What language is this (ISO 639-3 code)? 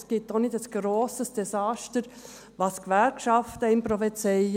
gsw